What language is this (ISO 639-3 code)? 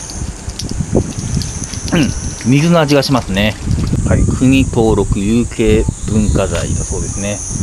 jpn